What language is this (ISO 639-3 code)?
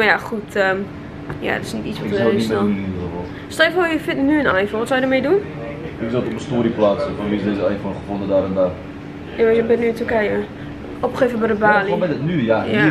nld